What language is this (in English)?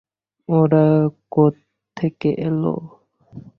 Bangla